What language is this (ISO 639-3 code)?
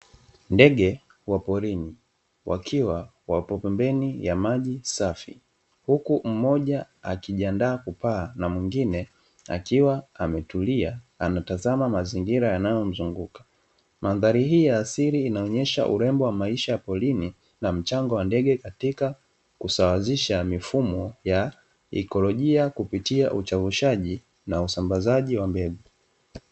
swa